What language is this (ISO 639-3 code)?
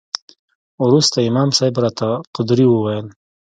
pus